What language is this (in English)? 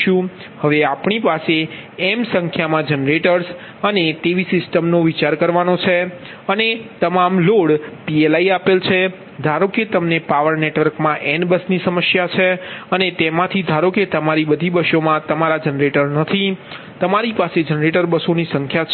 Gujarati